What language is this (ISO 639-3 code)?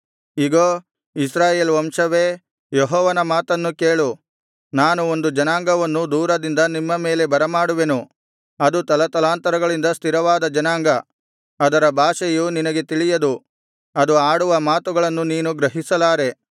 kan